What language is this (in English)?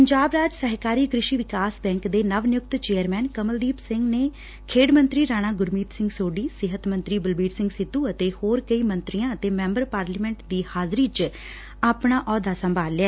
Punjabi